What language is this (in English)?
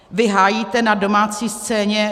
Czech